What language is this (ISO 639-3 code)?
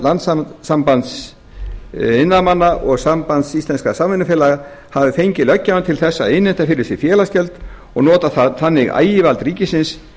isl